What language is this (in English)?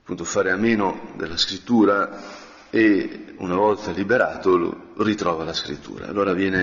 Italian